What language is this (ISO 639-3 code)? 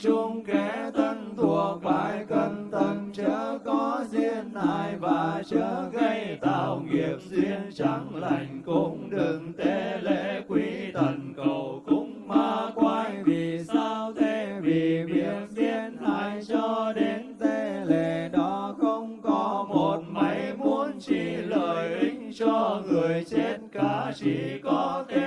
vie